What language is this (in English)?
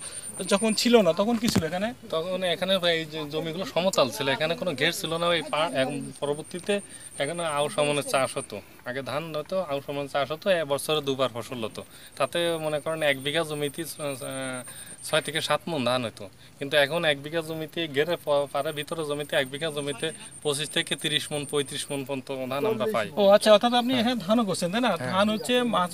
Romanian